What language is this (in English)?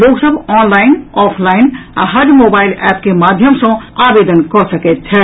Maithili